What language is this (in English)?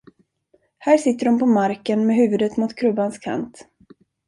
Swedish